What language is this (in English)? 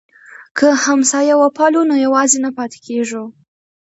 Pashto